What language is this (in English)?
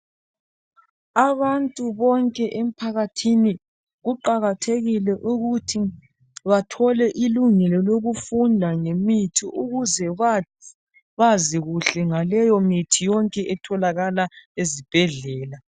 North Ndebele